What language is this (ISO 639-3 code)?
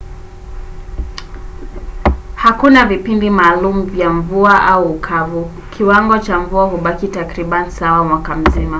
swa